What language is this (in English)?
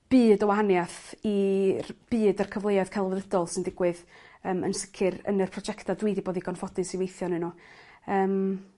Welsh